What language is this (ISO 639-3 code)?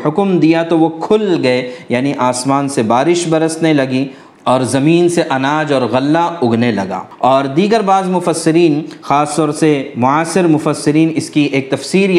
urd